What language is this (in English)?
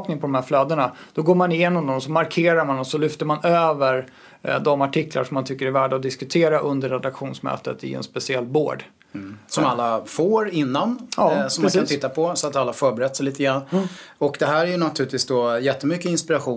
Swedish